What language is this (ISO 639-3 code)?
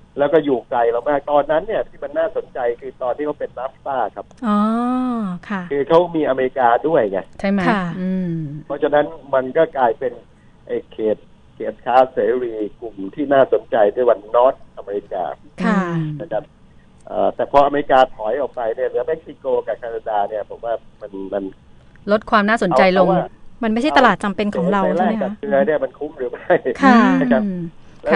tha